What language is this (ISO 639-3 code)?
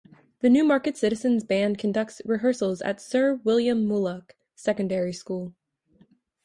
eng